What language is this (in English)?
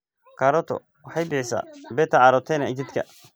Somali